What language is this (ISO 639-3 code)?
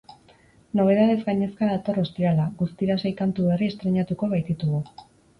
eus